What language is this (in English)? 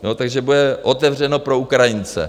Czech